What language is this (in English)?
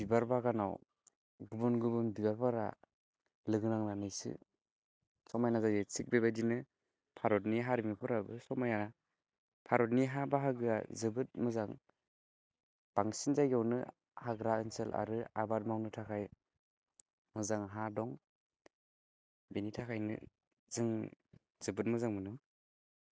Bodo